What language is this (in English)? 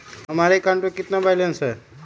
Magahi